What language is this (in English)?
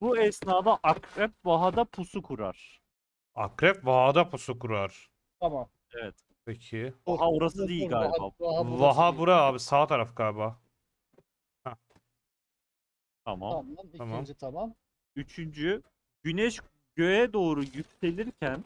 Turkish